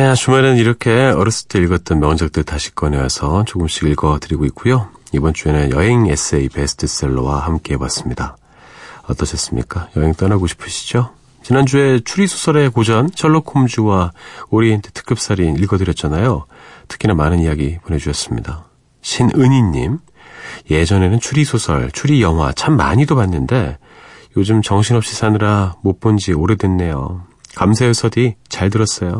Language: Korean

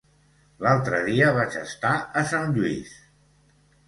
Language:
Catalan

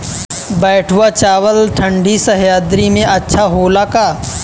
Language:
Bhojpuri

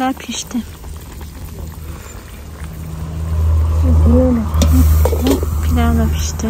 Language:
Turkish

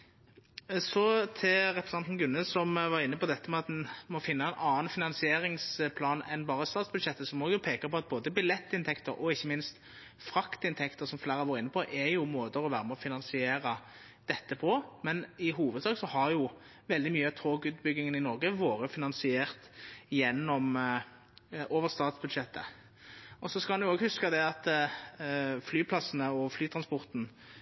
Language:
Norwegian Nynorsk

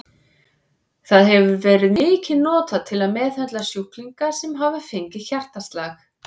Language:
Icelandic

